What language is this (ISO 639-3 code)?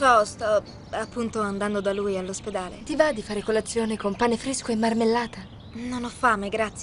ita